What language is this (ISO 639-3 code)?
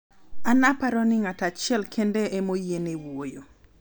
luo